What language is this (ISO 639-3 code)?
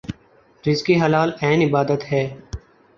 urd